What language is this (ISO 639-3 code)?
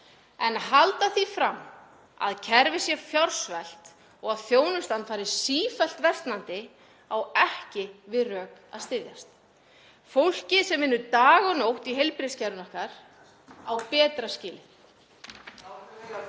isl